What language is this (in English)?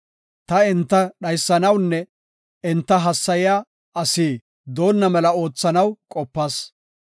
Gofa